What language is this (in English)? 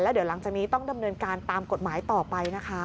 Thai